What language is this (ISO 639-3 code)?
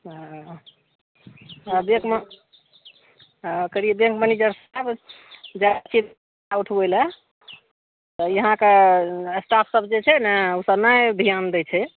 mai